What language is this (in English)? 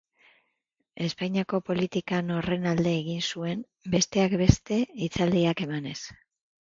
Basque